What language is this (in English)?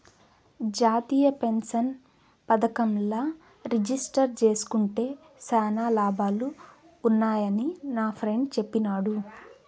Telugu